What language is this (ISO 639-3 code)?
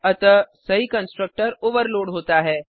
hin